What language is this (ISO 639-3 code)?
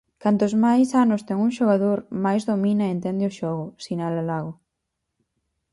glg